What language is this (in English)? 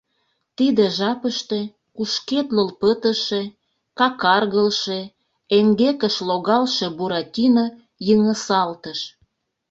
Mari